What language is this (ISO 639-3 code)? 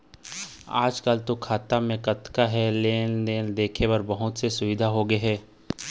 hne